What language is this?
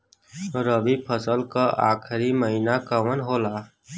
Bhojpuri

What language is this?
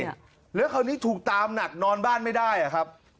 Thai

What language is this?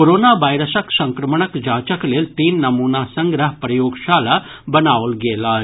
Maithili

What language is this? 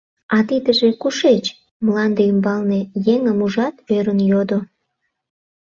Mari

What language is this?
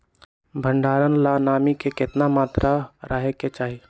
Magahi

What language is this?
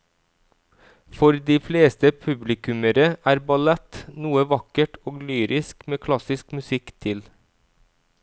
Norwegian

